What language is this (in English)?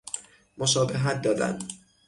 Persian